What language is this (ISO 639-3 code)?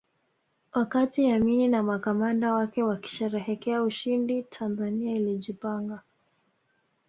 swa